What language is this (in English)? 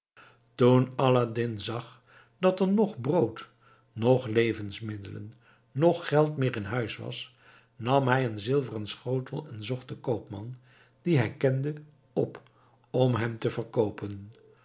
Dutch